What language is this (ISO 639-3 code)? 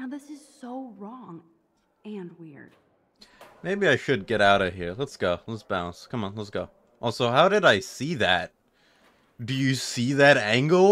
eng